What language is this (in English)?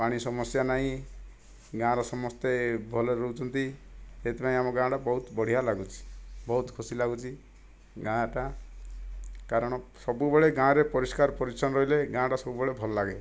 Odia